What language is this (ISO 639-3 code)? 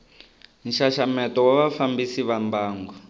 tso